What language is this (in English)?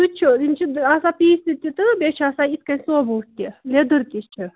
Kashmiri